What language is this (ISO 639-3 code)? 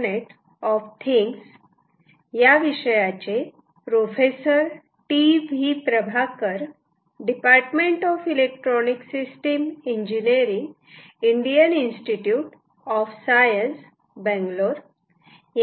mar